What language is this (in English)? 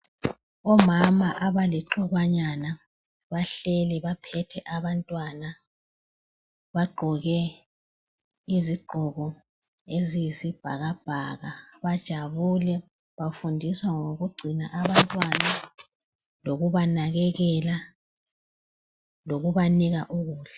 North Ndebele